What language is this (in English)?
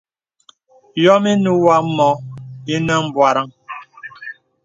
Bebele